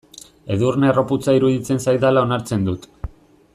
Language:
Basque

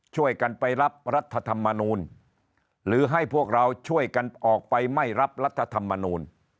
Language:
Thai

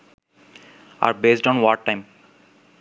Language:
Bangla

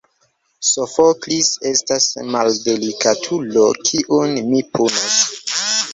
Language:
Esperanto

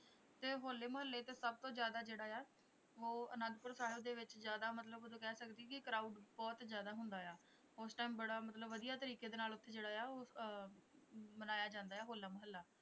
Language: Punjabi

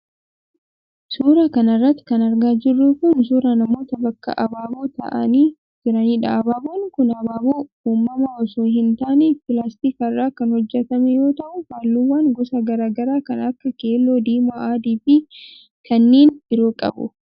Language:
Oromo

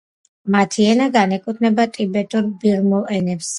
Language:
Georgian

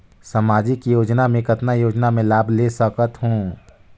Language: Chhattisgarhi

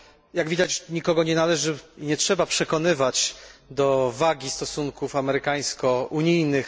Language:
Polish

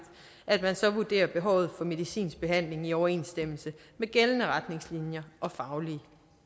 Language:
Danish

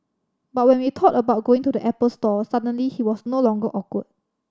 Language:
English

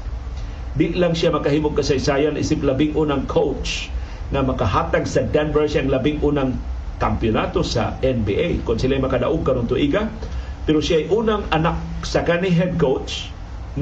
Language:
Filipino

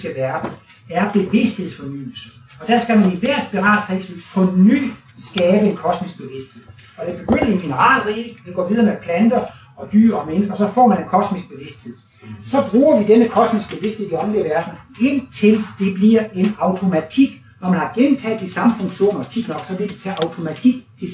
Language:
Danish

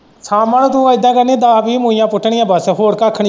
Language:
Punjabi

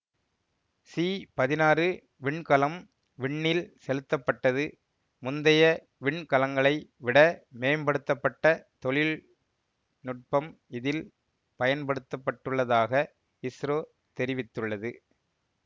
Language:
Tamil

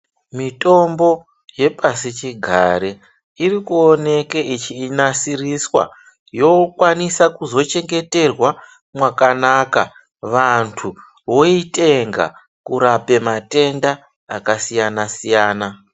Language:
Ndau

